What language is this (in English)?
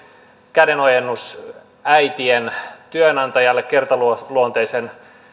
Finnish